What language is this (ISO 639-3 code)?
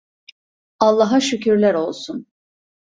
tur